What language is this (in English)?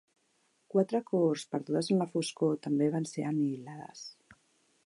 Catalan